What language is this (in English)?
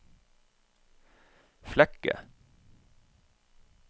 Norwegian